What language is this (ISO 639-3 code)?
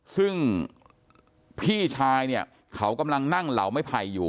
tha